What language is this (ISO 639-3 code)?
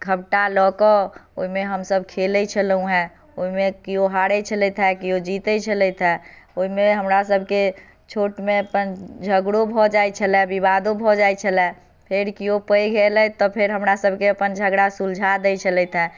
mai